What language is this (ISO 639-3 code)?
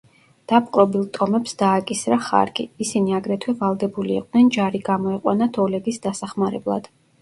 kat